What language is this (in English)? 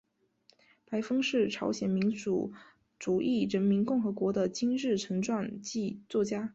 Chinese